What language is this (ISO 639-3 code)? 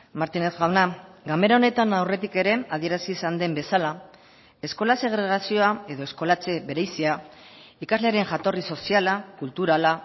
eus